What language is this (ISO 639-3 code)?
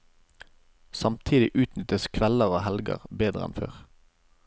nor